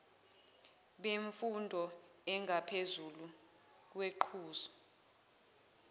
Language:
Zulu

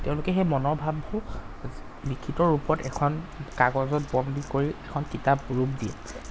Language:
Assamese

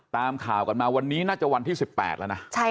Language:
Thai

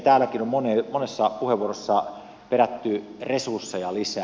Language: Finnish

